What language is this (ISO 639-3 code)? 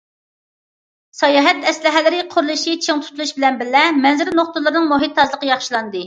uig